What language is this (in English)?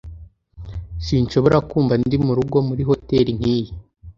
Kinyarwanda